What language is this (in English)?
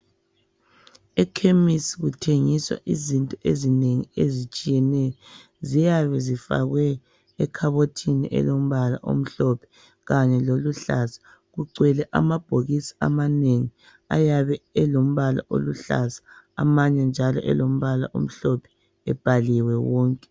North Ndebele